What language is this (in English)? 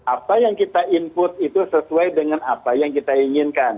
Indonesian